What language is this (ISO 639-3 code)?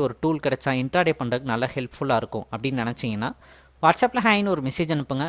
tam